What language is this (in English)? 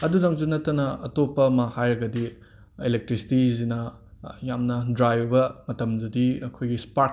Manipuri